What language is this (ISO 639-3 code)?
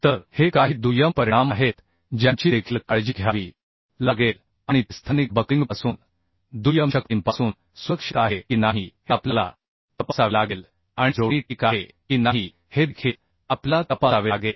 mar